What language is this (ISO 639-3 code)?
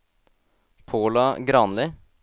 nor